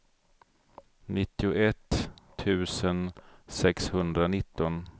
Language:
Swedish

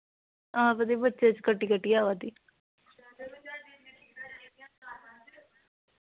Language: Dogri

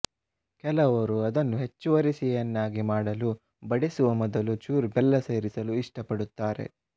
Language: Kannada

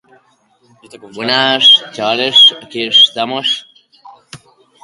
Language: Basque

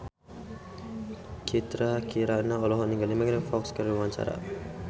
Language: Sundanese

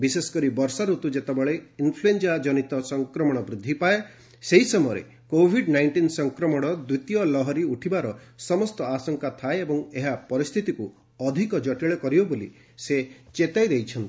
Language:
Odia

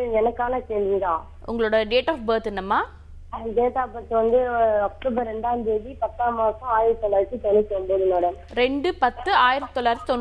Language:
Tamil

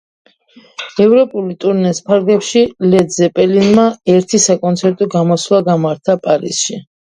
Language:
Georgian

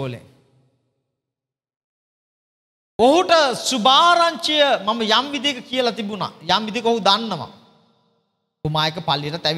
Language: Indonesian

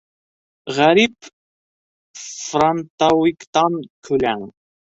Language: Bashkir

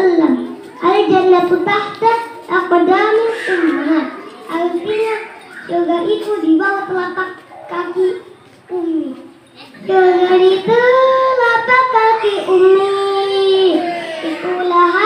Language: Indonesian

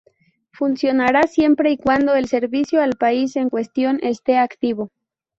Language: Spanish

